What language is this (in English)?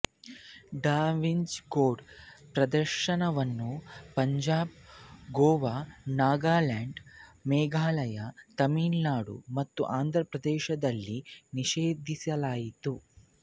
Kannada